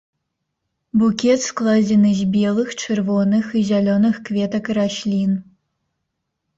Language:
Belarusian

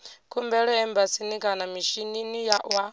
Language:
Venda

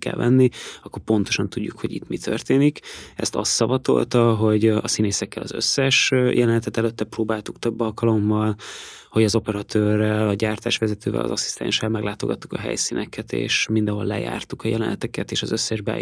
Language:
Hungarian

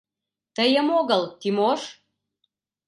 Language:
Mari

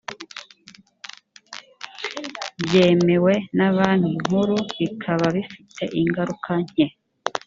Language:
Kinyarwanda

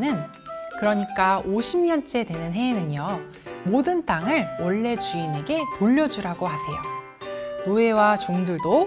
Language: Korean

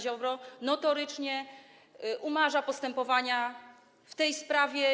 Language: Polish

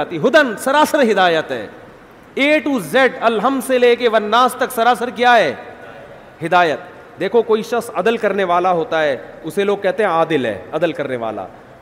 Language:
Urdu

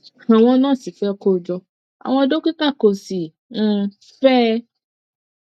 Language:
Yoruba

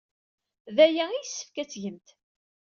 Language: Kabyle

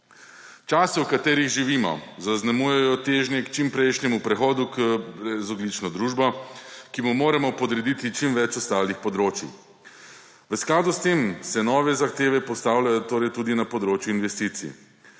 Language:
Slovenian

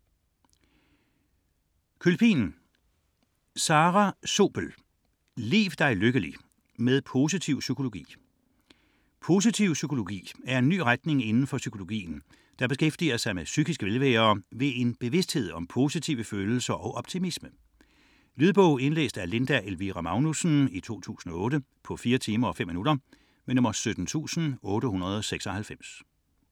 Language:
Danish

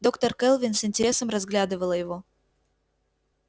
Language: Russian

